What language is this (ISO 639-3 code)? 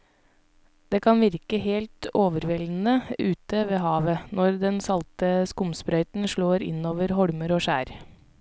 nor